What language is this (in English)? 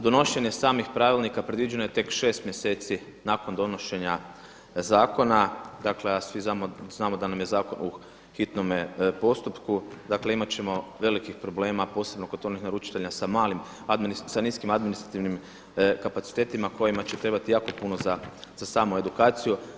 Croatian